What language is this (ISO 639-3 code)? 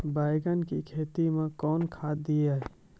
mai